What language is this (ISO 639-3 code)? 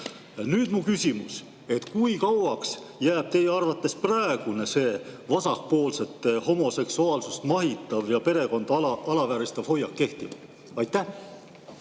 est